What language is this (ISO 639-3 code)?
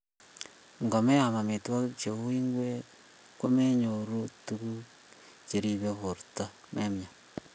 kln